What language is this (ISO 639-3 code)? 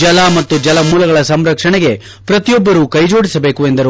kan